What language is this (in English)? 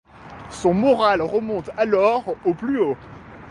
French